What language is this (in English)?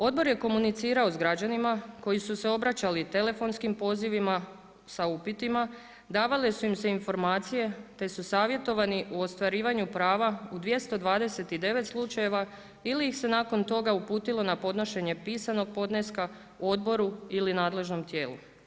Croatian